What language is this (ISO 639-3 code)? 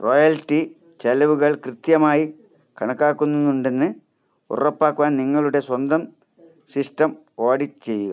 mal